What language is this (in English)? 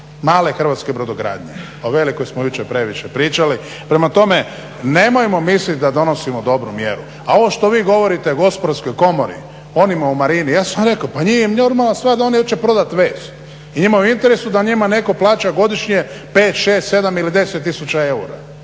Croatian